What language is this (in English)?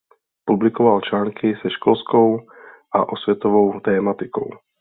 Czech